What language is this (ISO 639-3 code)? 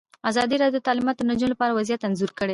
pus